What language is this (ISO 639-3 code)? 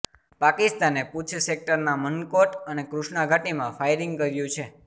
guj